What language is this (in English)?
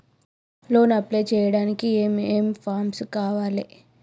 Telugu